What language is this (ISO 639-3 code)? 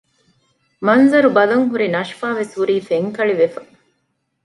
div